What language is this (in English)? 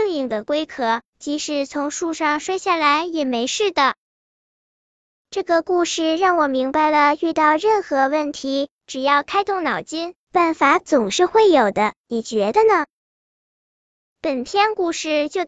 Chinese